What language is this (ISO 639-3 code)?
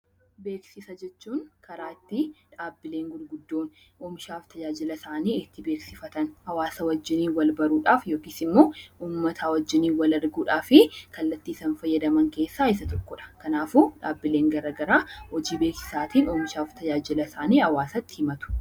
orm